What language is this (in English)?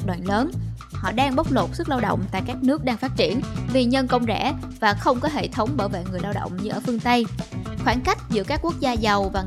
Vietnamese